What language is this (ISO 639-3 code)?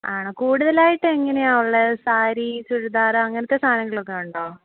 mal